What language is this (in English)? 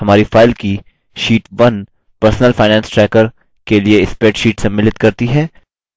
Hindi